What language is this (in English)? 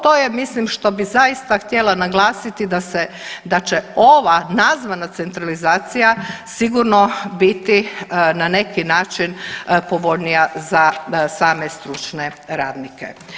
Croatian